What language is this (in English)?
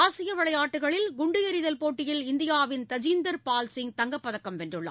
Tamil